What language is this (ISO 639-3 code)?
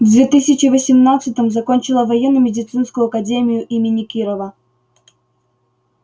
rus